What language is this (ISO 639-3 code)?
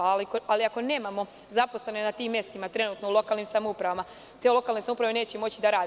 srp